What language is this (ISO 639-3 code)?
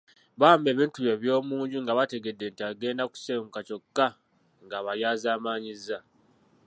lug